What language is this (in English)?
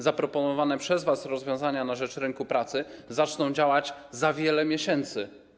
Polish